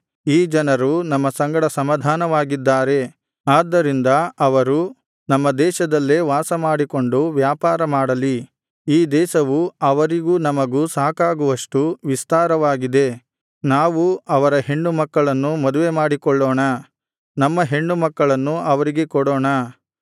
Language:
Kannada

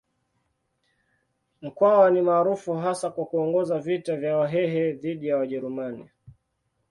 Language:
Swahili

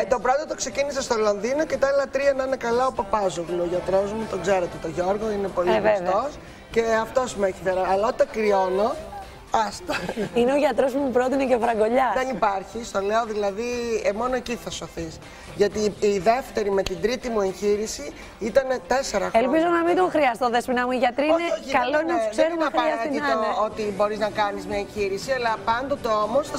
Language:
Greek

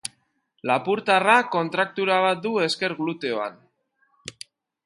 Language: Basque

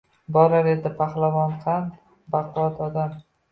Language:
Uzbek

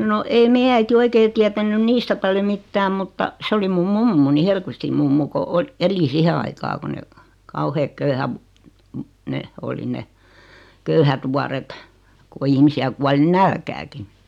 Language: Finnish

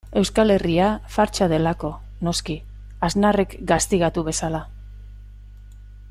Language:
Basque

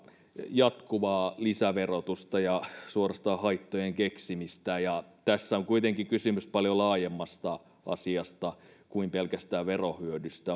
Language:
Finnish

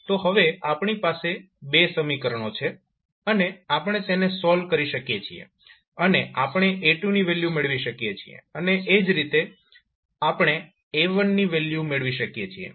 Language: Gujarati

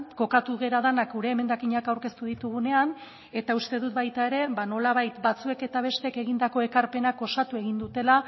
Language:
Basque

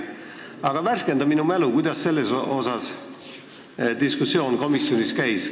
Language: Estonian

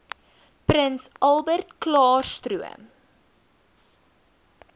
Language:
Afrikaans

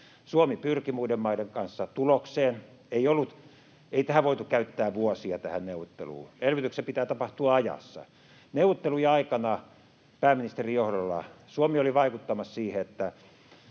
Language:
Finnish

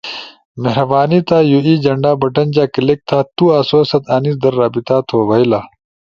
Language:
Ushojo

